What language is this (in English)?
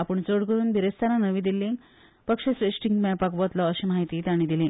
Konkani